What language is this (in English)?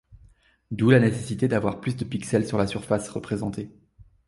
French